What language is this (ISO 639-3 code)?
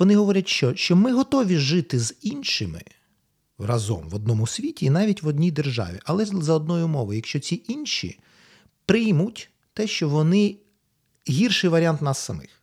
ukr